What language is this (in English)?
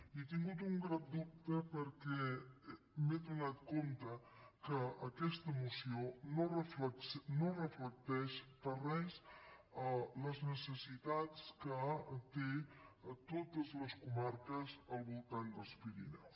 Catalan